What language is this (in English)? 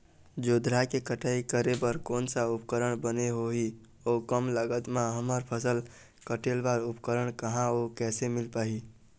Chhattisgarhi